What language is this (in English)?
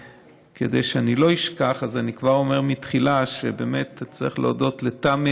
Hebrew